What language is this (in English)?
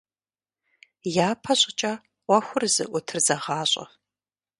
Kabardian